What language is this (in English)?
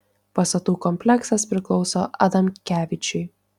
Lithuanian